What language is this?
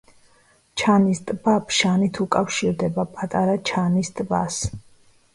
Georgian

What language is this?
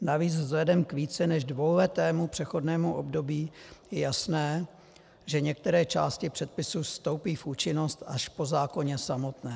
Czech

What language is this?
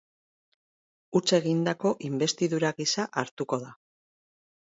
Basque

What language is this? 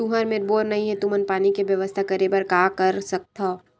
Chhattisgarhi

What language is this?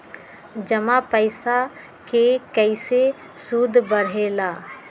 Magahi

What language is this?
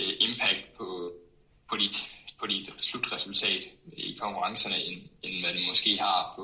Danish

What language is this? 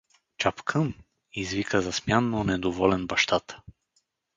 Bulgarian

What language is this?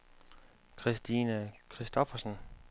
Danish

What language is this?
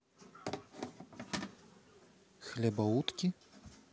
Russian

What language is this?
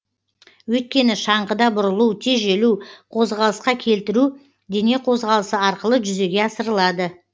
Kazakh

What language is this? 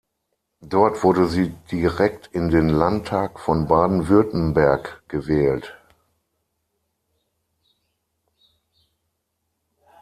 German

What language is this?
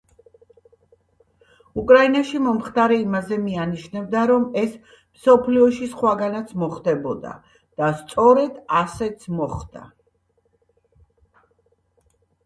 Georgian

